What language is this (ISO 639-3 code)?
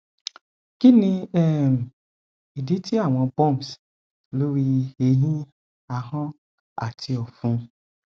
yor